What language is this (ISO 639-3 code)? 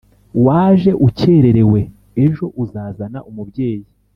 kin